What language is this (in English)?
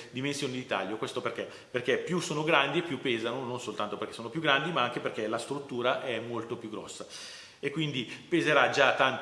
Italian